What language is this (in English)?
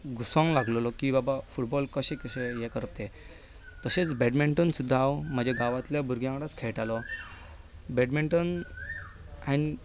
Konkani